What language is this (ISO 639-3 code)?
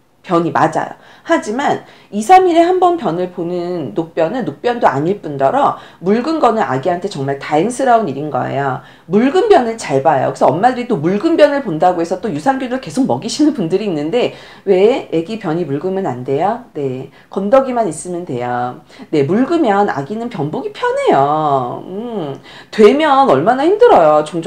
kor